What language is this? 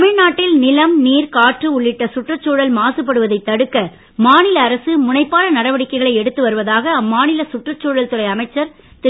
Tamil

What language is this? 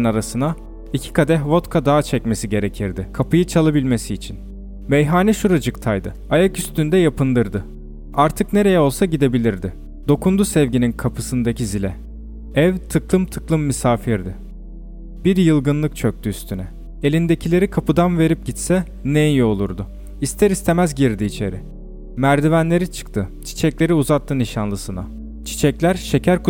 Turkish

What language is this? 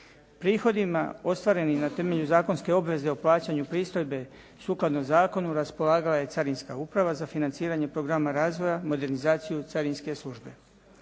Croatian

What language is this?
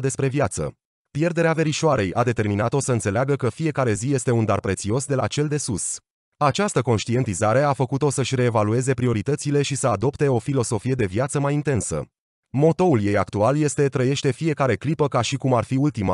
Romanian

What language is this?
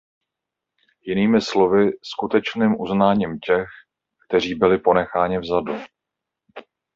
Czech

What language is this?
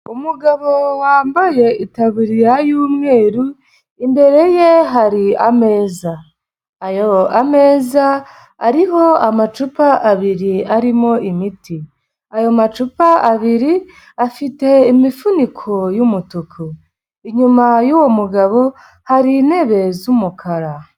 Kinyarwanda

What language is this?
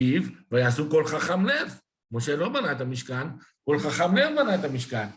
Hebrew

